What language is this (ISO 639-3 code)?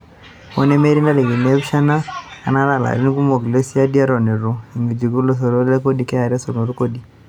mas